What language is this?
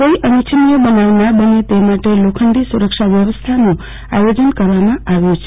Gujarati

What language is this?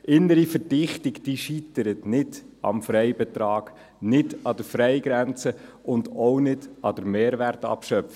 Swiss German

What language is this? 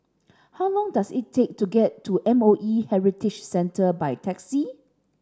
English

